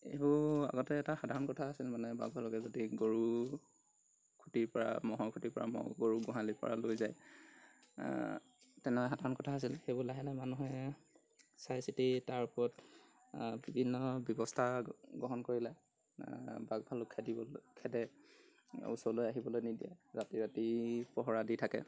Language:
Assamese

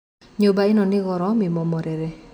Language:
Kikuyu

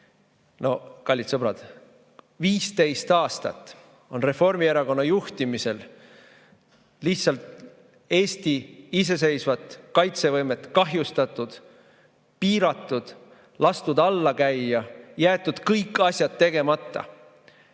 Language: Estonian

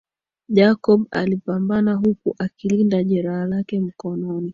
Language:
Swahili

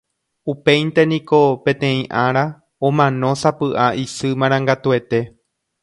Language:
Guarani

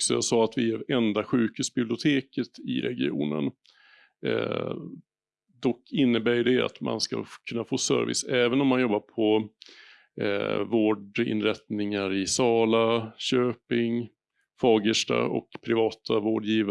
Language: Swedish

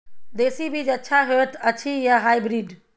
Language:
Maithili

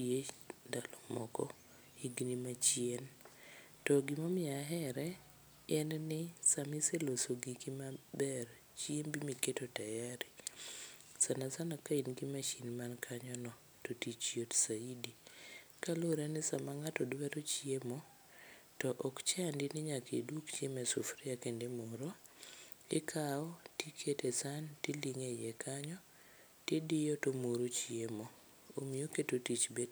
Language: Luo (Kenya and Tanzania)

